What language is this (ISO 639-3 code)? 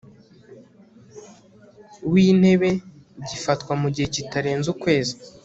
kin